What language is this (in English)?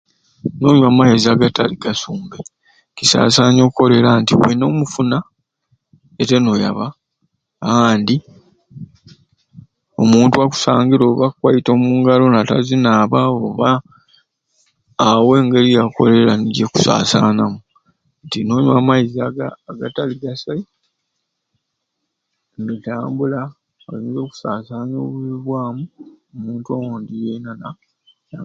Ruuli